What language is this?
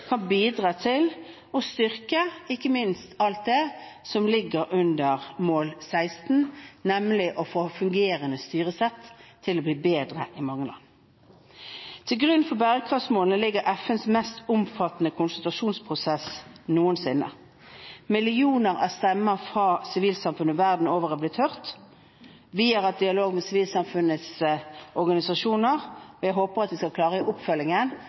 Norwegian Bokmål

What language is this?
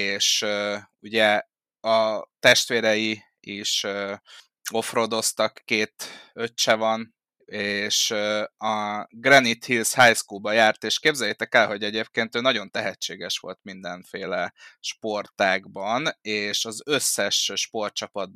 Hungarian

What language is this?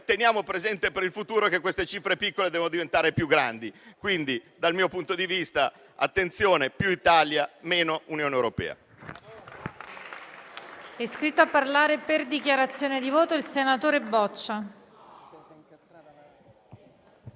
Italian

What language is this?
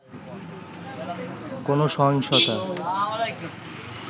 Bangla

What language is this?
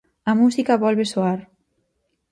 Galician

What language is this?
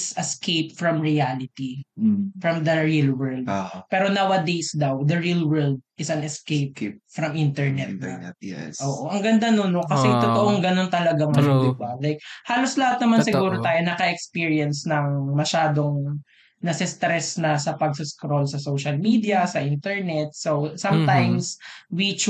Filipino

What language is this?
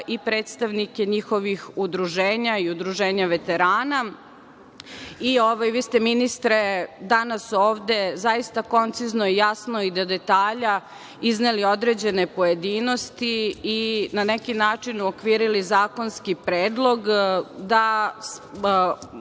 Serbian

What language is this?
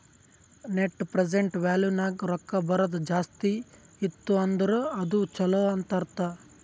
Kannada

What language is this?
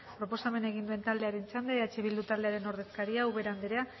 Basque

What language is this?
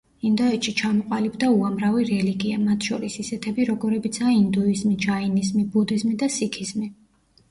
Georgian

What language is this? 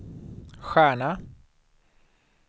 Swedish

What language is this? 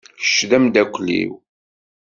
Kabyle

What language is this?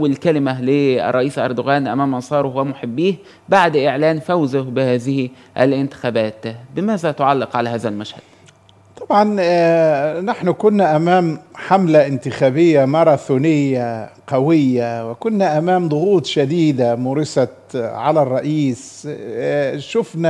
Arabic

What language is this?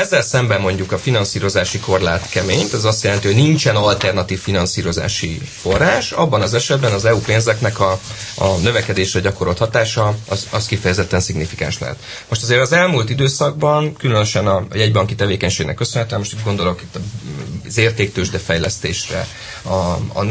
Hungarian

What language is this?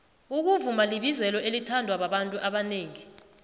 South Ndebele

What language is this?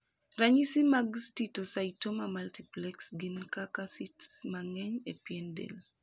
Luo (Kenya and Tanzania)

